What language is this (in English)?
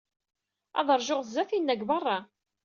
Kabyle